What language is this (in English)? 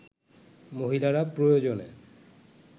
Bangla